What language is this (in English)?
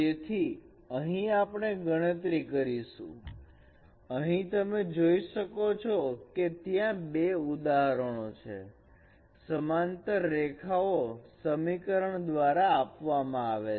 Gujarati